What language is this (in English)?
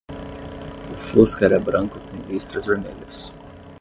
Portuguese